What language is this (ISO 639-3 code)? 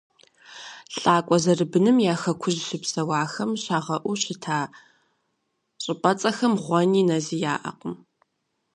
kbd